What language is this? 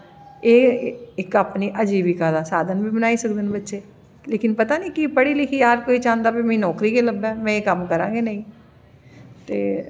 Dogri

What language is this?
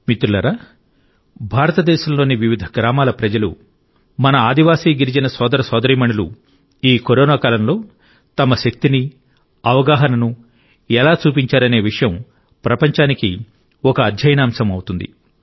Telugu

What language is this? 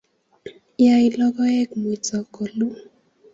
Kalenjin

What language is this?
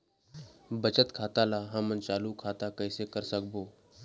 Chhattisgarhi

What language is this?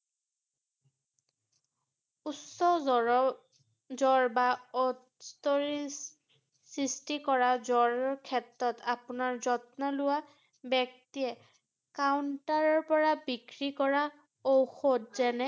Assamese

